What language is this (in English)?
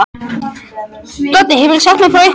Icelandic